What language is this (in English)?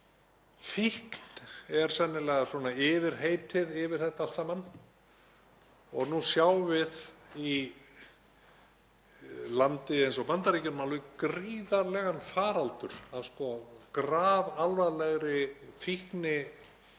Icelandic